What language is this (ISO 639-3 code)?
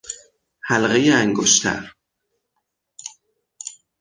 fas